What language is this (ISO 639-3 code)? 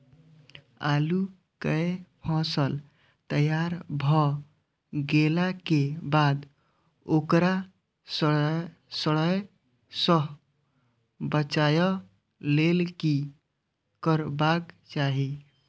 mai